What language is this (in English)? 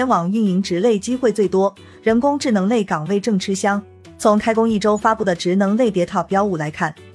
Chinese